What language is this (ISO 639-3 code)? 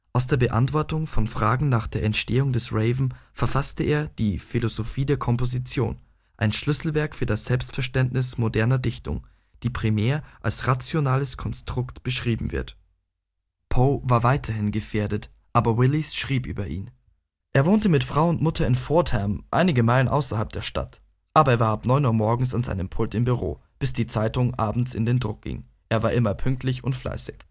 deu